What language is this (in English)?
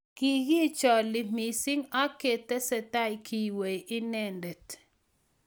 Kalenjin